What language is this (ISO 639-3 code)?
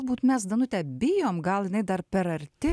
lit